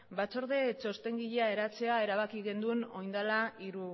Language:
Basque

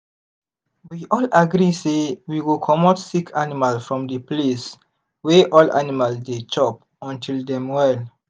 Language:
Nigerian Pidgin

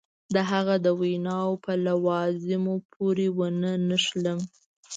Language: Pashto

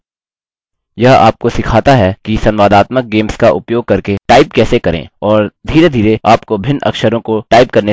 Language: Hindi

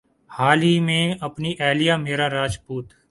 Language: Urdu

